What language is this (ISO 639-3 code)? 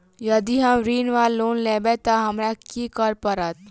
mai